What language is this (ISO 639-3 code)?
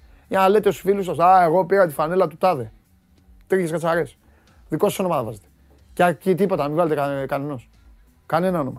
ell